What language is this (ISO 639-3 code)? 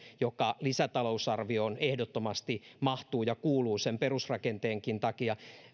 fin